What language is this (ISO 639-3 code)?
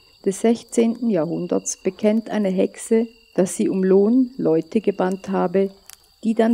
deu